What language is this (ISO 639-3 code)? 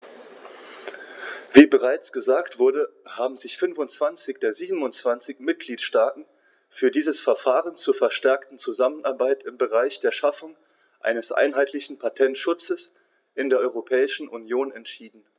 deu